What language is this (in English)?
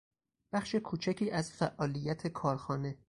Persian